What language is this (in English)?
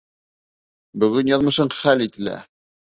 Bashkir